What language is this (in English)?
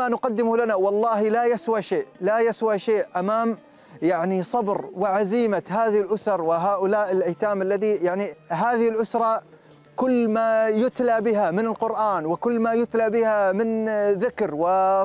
Arabic